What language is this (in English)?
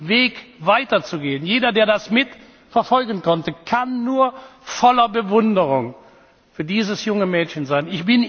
German